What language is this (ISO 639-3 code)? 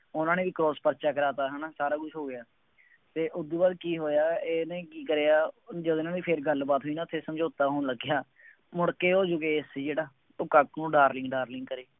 pan